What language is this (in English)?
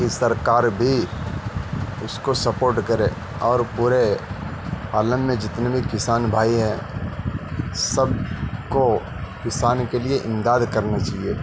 Urdu